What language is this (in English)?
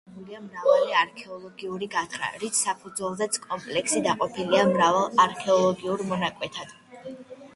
Georgian